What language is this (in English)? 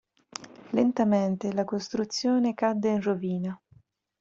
Italian